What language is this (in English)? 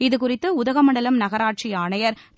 Tamil